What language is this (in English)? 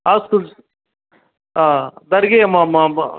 Sanskrit